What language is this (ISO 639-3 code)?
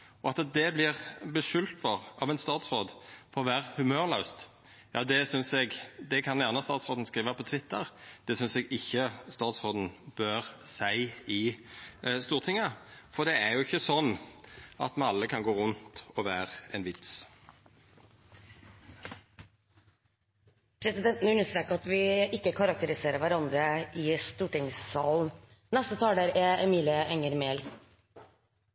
nor